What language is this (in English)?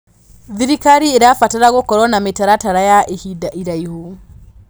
Kikuyu